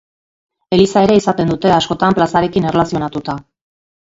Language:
Basque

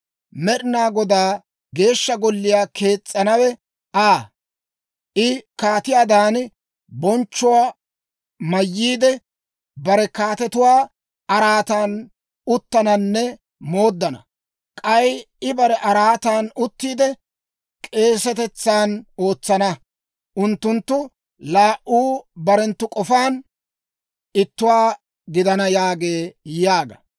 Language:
Dawro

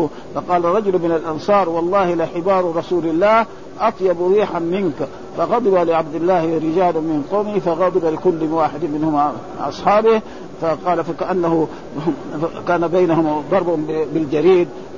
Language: Arabic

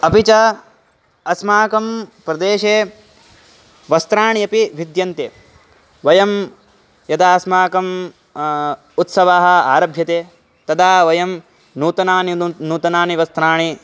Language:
Sanskrit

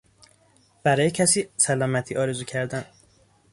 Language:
Persian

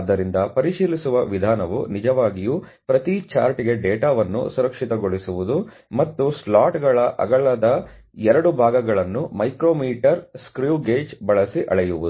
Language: Kannada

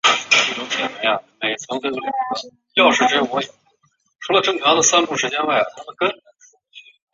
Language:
Chinese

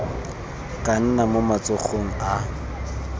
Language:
Tswana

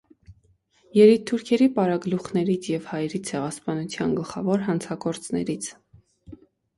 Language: Armenian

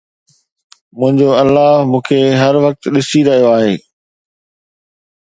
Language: Sindhi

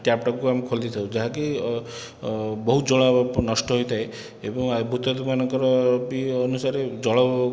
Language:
Odia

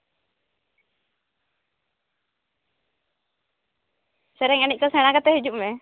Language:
Santali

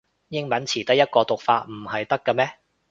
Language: Cantonese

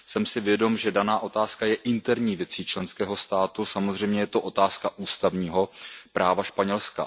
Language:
Czech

